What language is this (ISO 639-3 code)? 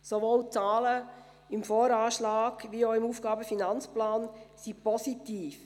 gsw